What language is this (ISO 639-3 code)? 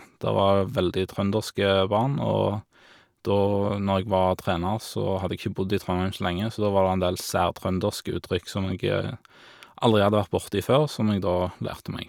nor